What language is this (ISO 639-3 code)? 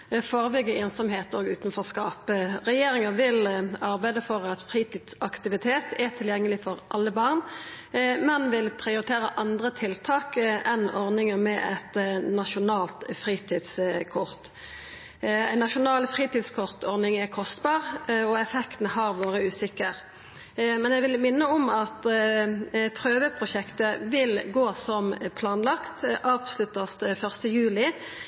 nno